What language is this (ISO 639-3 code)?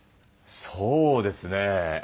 jpn